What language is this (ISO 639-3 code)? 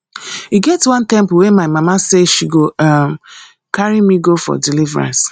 pcm